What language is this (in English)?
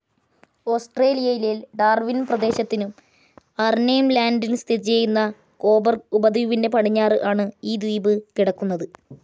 Malayalam